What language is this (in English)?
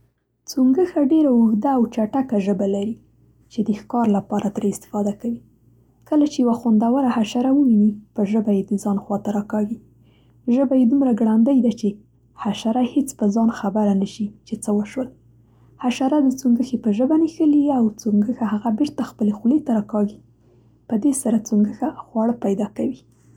Central Pashto